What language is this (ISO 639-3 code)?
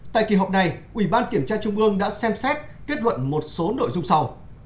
vie